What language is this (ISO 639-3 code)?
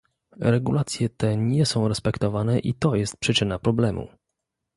pol